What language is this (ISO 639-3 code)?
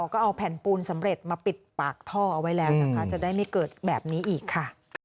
tha